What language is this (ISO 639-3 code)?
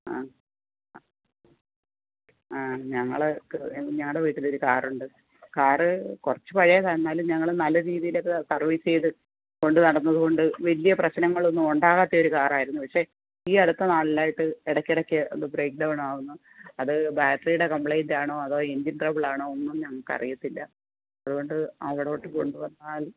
mal